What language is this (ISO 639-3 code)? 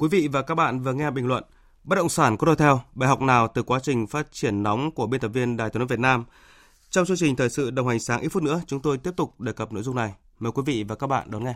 vie